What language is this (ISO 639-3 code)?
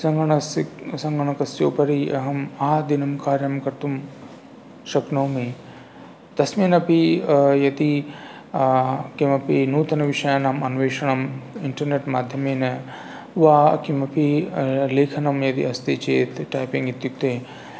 san